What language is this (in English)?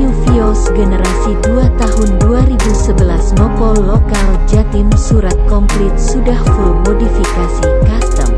Indonesian